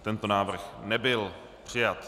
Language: Czech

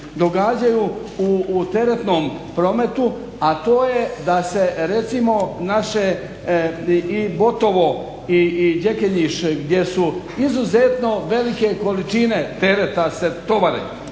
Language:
Croatian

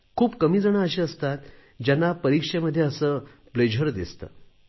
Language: Marathi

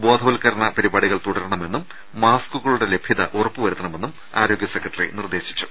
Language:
Malayalam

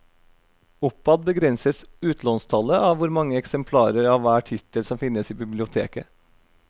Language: Norwegian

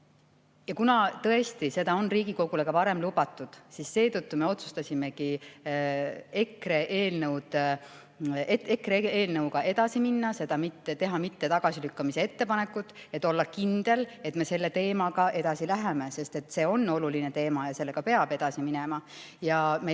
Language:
Estonian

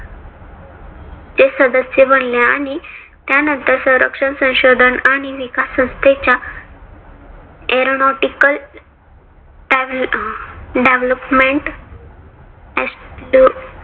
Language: Marathi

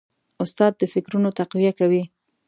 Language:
Pashto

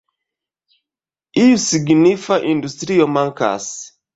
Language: Esperanto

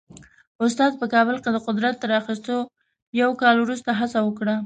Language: Pashto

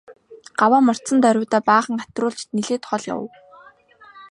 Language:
Mongolian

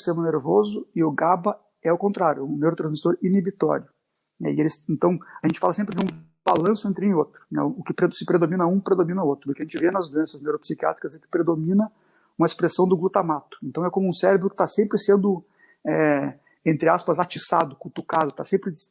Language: Portuguese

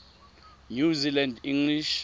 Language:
Tswana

